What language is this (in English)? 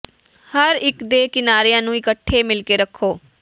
Punjabi